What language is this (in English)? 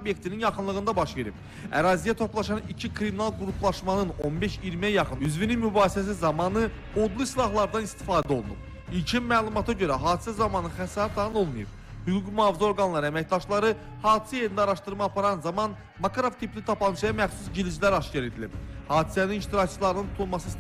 Turkish